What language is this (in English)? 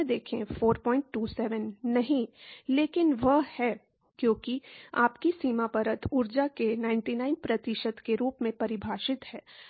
Hindi